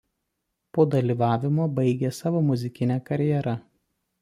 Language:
Lithuanian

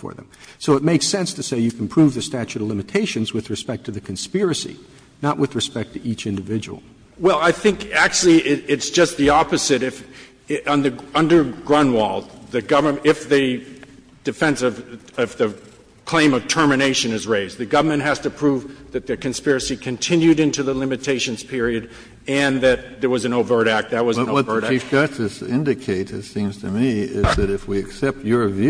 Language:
English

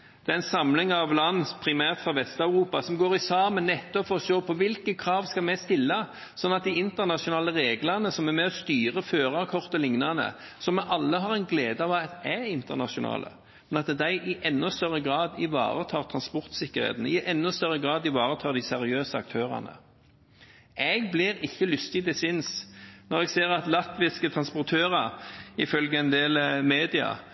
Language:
Norwegian Bokmål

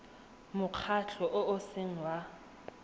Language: Tswana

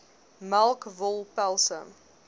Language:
Afrikaans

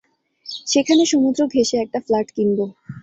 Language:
Bangla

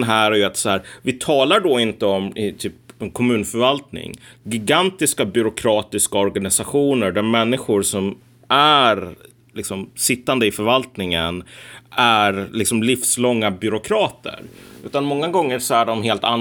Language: Swedish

